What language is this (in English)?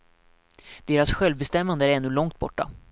Swedish